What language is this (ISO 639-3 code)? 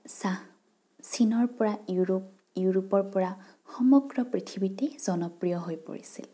asm